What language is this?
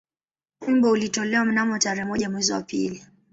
Swahili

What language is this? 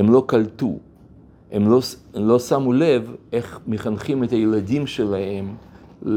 Hebrew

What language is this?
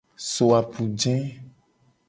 Gen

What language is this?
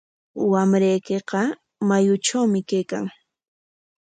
Corongo Ancash Quechua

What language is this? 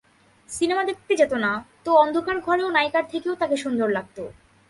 Bangla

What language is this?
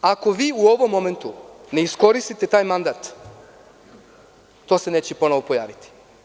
Serbian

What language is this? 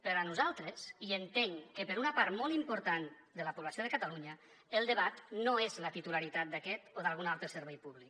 Catalan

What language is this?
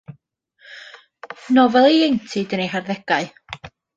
Welsh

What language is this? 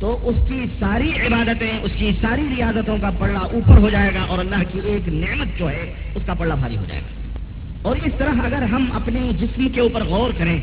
Urdu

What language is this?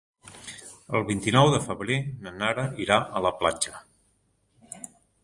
Catalan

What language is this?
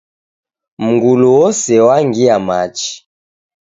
Taita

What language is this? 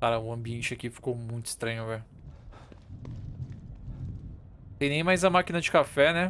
Portuguese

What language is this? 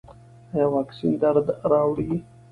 Pashto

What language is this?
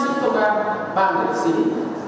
Vietnamese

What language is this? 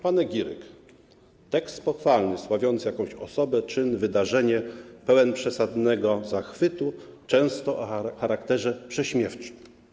Polish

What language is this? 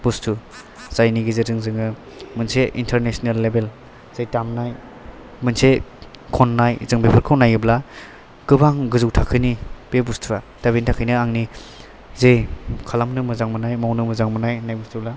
Bodo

